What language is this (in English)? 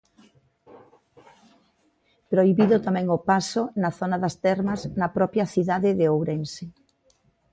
Galician